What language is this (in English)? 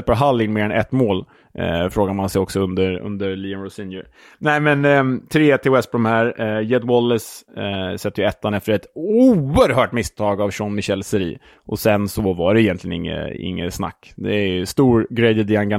Swedish